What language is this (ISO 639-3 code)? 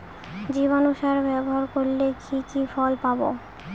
ben